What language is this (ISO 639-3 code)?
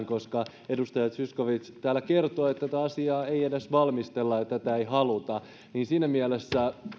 fin